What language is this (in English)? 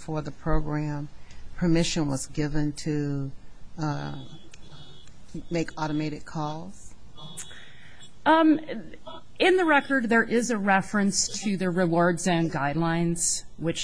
English